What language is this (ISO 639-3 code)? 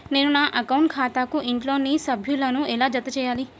tel